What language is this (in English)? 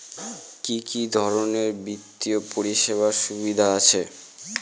Bangla